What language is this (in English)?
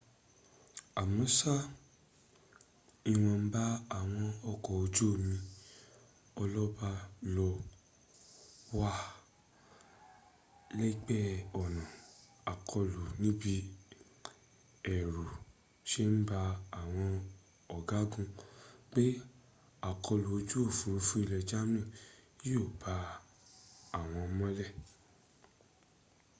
Yoruba